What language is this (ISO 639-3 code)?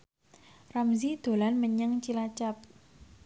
jav